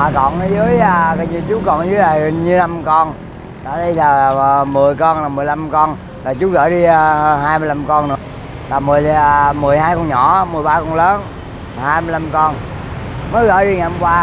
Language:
Vietnamese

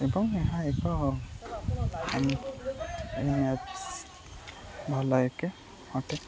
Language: Odia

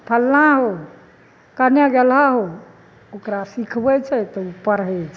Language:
Maithili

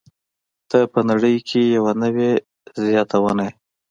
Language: Pashto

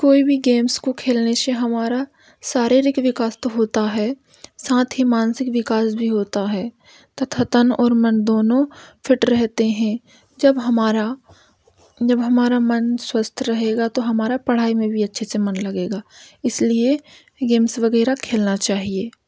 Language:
Hindi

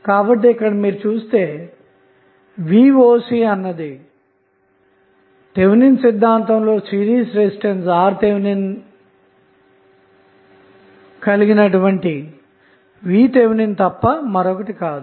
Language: Telugu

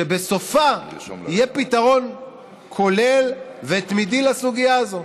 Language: Hebrew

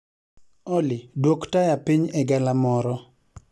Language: Luo (Kenya and Tanzania)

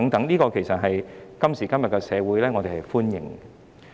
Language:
Cantonese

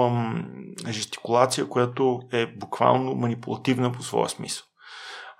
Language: Bulgarian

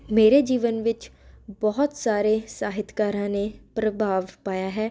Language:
Punjabi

